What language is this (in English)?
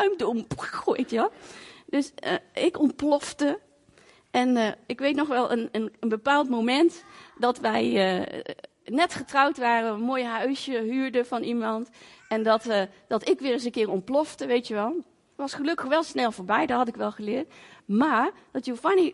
Dutch